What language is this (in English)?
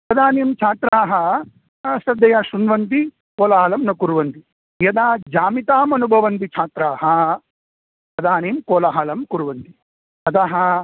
Sanskrit